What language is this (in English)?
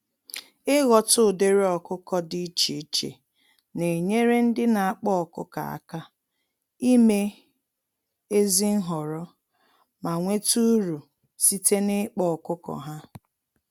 Igbo